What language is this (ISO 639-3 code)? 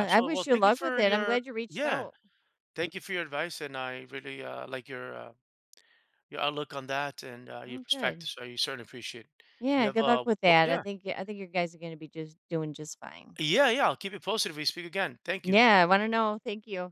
eng